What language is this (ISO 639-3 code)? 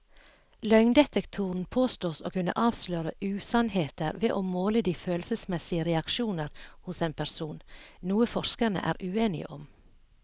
nor